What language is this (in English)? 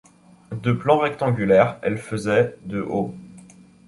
French